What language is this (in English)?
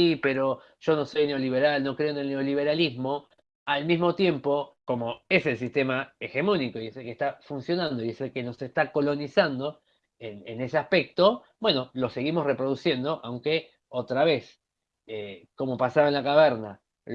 Spanish